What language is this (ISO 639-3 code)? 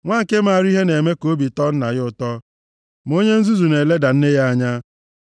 ibo